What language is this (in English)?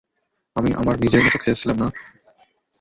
Bangla